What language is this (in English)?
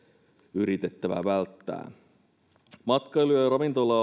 Finnish